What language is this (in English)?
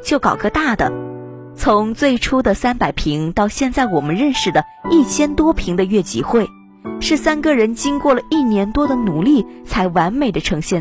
Chinese